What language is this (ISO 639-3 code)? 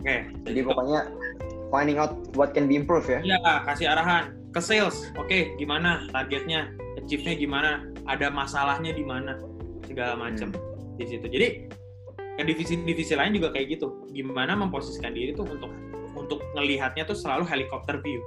ind